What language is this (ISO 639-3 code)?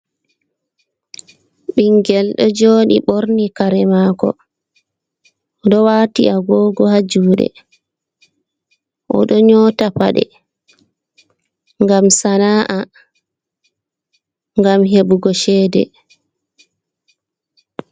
ful